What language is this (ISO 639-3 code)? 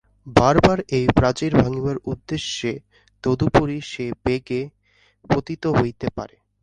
ben